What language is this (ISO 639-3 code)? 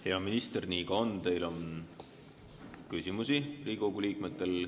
est